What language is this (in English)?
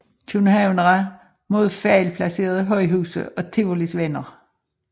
Danish